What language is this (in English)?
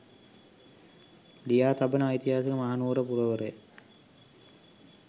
Sinhala